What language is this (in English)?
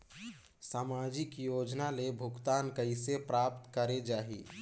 Chhattisgarhi